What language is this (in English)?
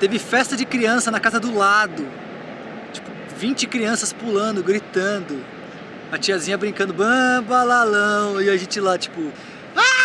Portuguese